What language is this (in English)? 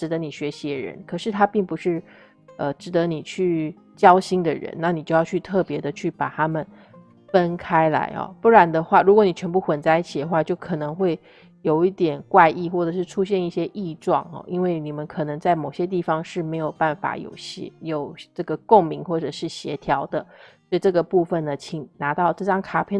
Chinese